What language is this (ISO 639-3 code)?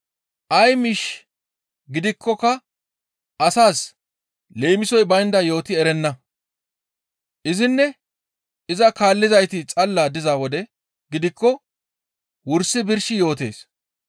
gmv